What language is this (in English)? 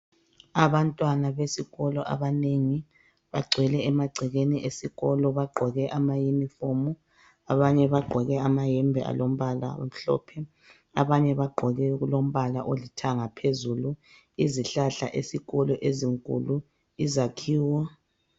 North Ndebele